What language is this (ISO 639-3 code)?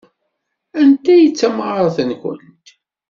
kab